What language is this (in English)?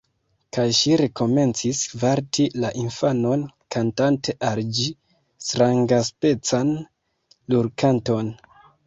Esperanto